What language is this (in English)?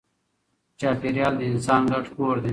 Pashto